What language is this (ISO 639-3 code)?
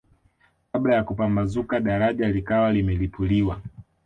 swa